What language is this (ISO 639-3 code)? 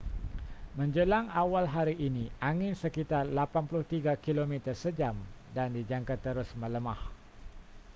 msa